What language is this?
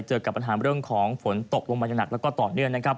Thai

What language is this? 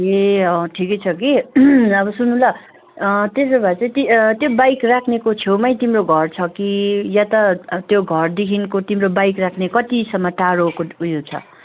Nepali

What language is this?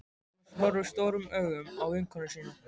Icelandic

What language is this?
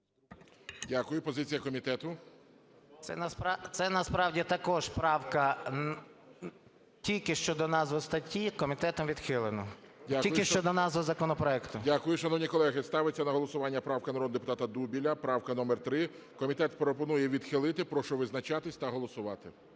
Ukrainian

